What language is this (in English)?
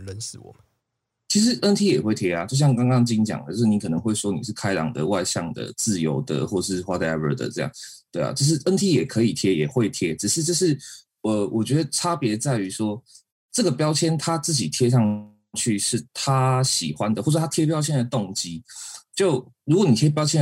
Chinese